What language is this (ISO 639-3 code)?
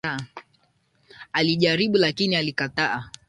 swa